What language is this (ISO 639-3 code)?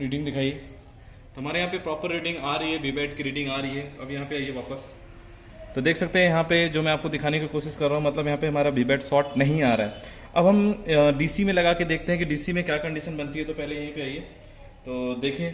hin